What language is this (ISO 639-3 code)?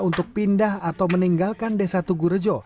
ind